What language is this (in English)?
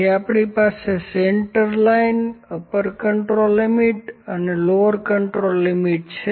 Gujarati